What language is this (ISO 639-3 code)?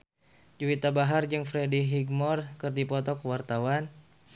sun